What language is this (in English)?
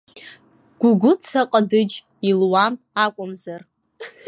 Abkhazian